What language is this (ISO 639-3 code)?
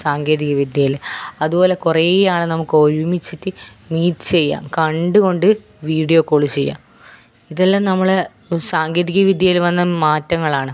mal